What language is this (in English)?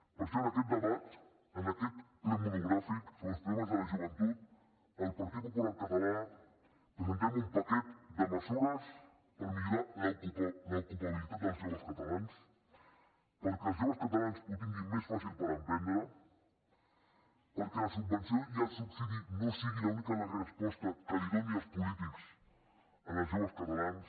Catalan